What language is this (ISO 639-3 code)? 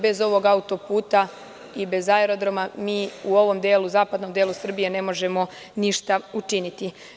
srp